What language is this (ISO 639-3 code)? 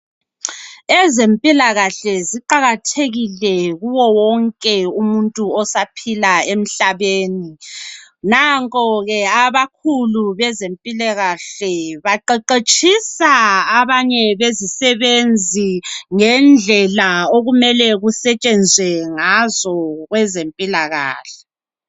nde